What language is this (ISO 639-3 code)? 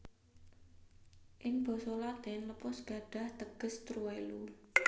jav